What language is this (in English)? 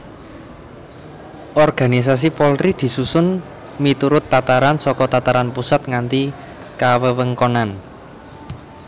Javanese